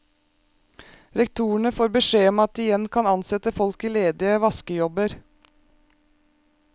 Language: Norwegian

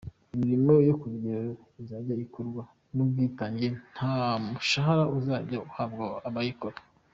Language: Kinyarwanda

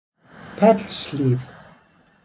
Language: Icelandic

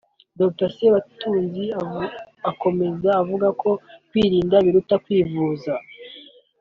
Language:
Kinyarwanda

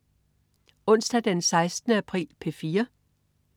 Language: Danish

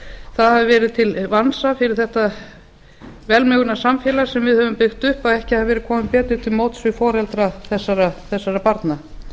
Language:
Icelandic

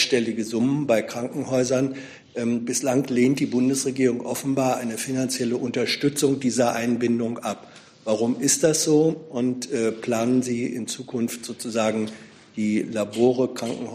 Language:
German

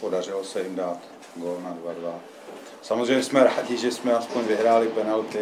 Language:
Czech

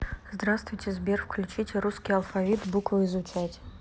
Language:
Russian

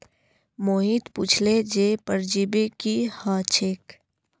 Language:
Magahi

